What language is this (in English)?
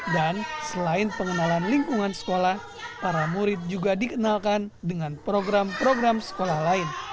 Indonesian